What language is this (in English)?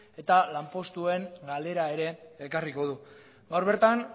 Basque